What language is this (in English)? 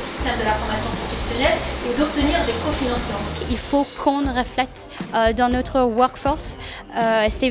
French